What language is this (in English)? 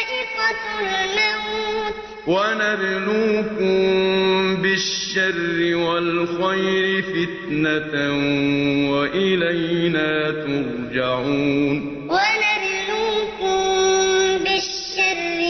Arabic